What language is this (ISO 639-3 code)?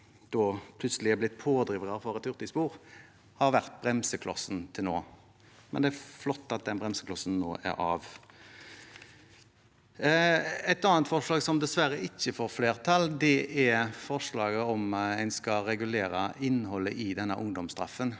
nor